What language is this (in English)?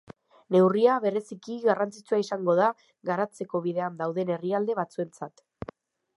Basque